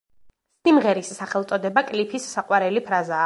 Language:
Georgian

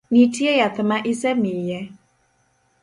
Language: Luo (Kenya and Tanzania)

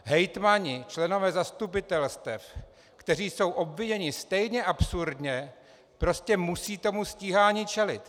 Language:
Czech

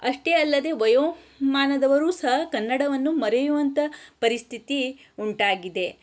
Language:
Kannada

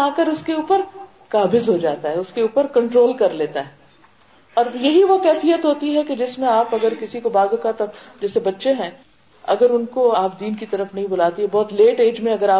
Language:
Urdu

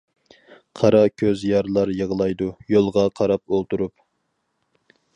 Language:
Uyghur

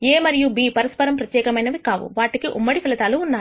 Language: Telugu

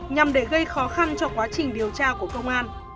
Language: Vietnamese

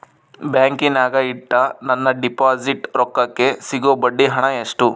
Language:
Kannada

